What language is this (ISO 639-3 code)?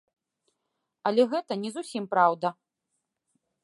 bel